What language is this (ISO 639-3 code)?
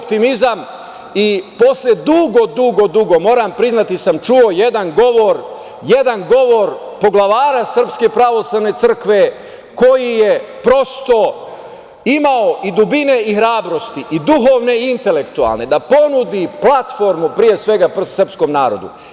srp